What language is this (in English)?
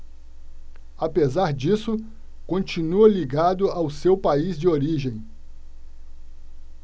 Portuguese